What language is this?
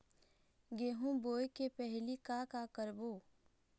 Chhattisgarhi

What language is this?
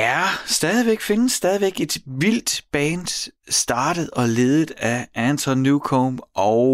Danish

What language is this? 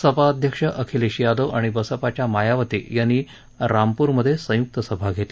Marathi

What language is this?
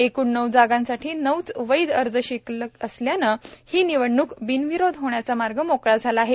Marathi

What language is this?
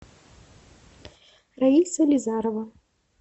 Russian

